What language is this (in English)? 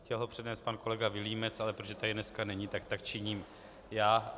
Czech